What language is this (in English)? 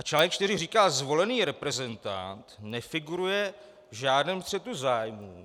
Czech